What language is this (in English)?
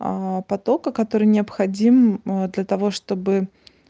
Russian